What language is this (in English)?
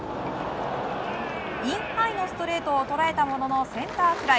Japanese